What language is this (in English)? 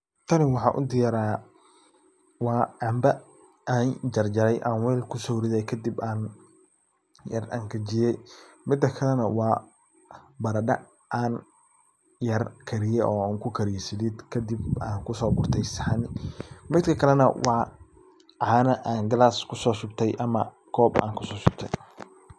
Somali